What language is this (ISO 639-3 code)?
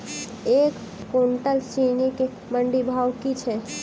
mai